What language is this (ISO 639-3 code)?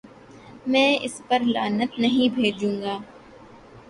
urd